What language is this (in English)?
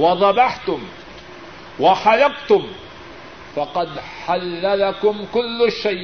Urdu